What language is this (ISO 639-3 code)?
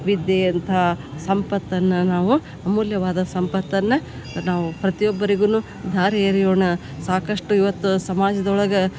kan